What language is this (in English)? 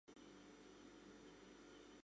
Mari